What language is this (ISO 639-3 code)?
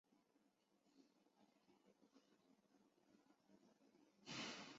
zho